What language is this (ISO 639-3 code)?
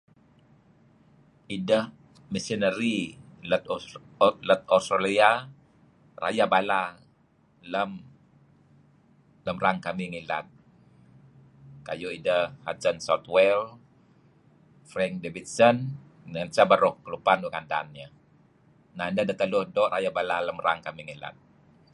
kzi